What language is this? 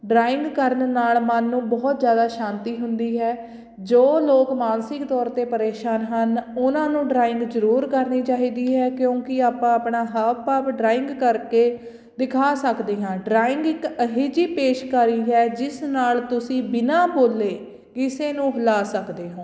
Punjabi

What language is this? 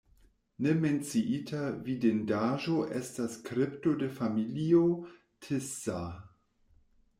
Esperanto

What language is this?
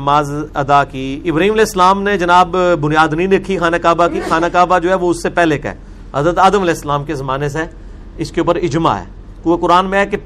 Urdu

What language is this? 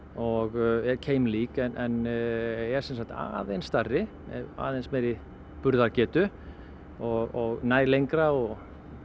Icelandic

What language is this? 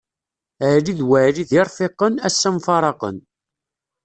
Kabyle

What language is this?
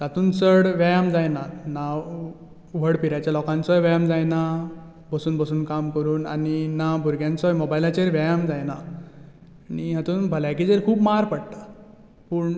Konkani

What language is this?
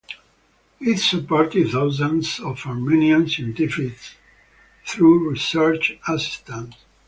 English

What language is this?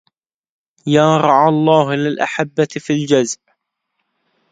Arabic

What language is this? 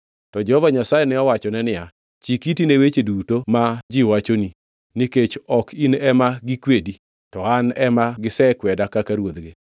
Luo (Kenya and Tanzania)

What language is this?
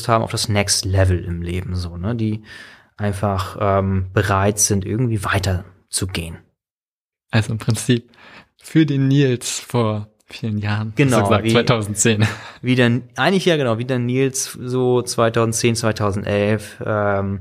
German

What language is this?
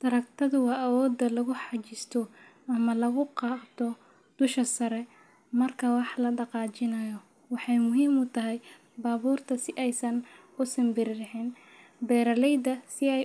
Somali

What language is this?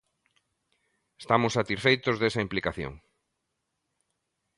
Galician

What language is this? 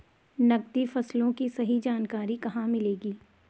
Hindi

